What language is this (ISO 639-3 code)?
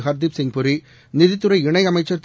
tam